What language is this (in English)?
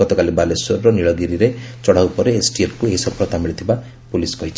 Odia